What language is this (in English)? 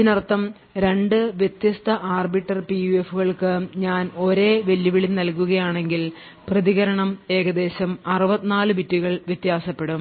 Malayalam